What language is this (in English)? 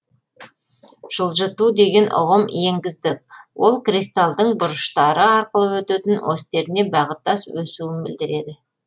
Kazakh